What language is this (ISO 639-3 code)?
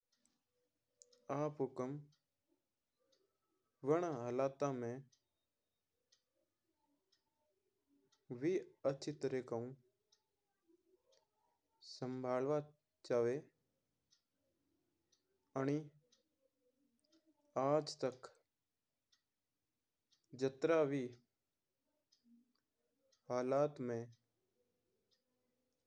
mtr